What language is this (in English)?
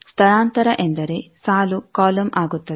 Kannada